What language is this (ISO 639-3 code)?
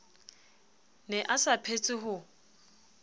sot